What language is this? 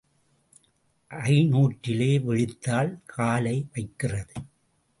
Tamil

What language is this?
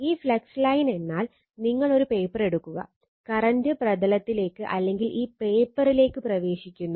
Malayalam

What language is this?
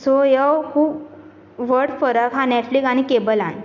Konkani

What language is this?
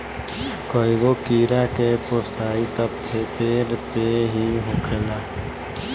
Bhojpuri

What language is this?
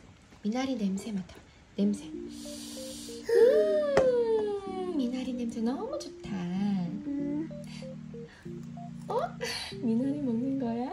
Korean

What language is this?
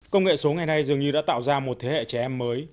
Vietnamese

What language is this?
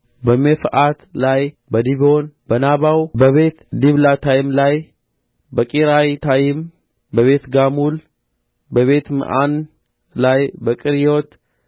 Amharic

